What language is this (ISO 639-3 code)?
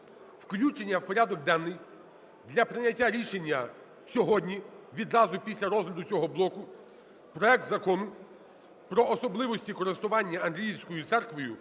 ukr